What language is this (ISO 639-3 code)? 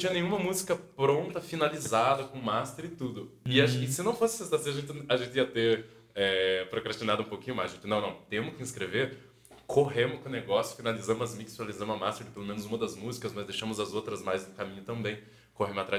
por